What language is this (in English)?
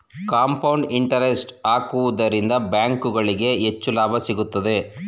Kannada